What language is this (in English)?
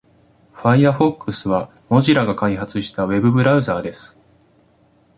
Japanese